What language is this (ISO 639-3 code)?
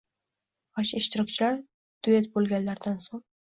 uzb